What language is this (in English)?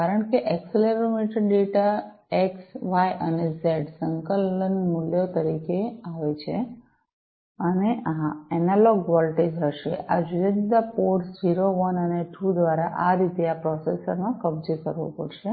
Gujarati